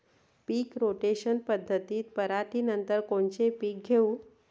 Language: Marathi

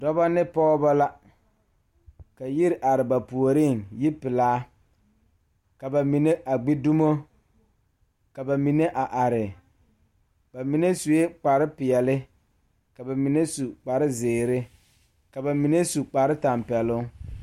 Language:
Southern Dagaare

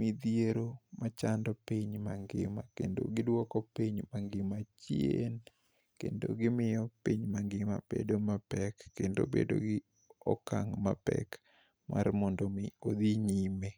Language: Luo (Kenya and Tanzania)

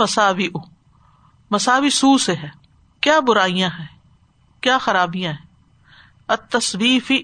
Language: Urdu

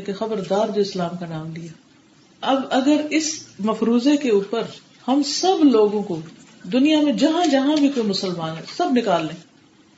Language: Urdu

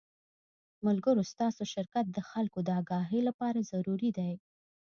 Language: Pashto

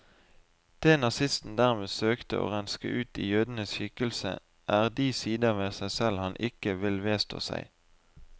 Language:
Norwegian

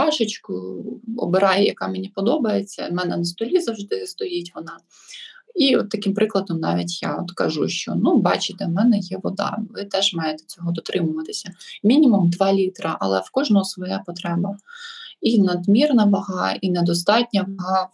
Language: Ukrainian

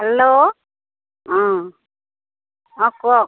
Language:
Assamese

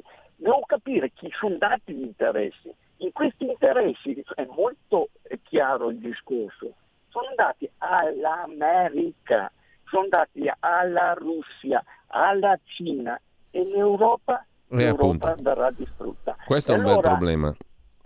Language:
Italian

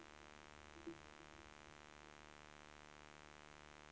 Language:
Swedish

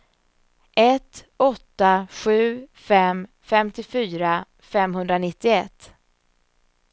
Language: Swedish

